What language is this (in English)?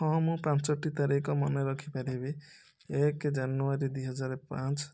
Odia